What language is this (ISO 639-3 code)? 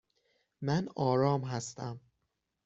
fas